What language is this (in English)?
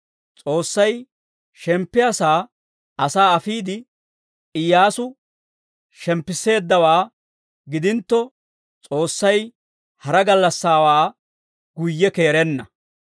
Dawro